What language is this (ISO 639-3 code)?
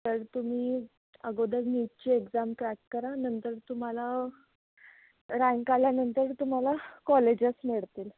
mar